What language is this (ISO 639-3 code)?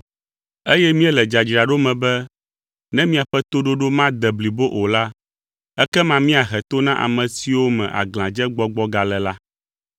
ewe